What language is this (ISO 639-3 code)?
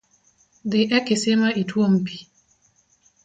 luo